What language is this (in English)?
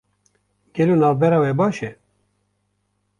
Kurdish